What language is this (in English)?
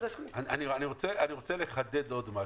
Hebrew